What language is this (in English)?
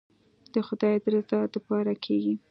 Pashto